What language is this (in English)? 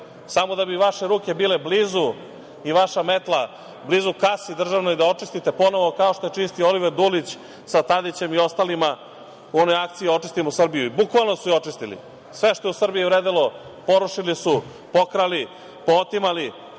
Serbian